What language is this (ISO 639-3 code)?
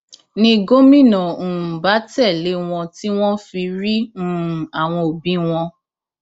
yor